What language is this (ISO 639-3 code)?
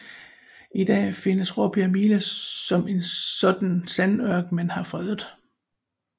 dan